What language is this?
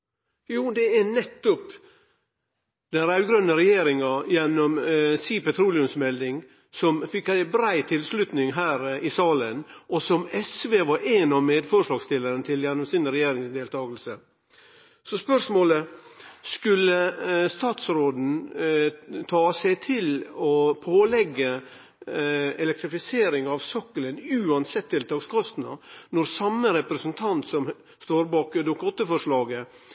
Norwegian Nynorsk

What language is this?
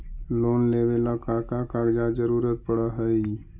Magahi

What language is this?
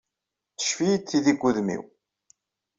Kabyle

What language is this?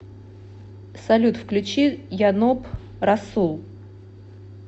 Russian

